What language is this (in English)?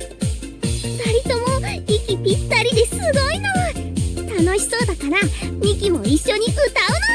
Japanese